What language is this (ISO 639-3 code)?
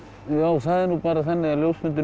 isl